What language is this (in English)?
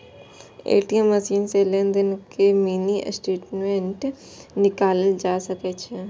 Maithili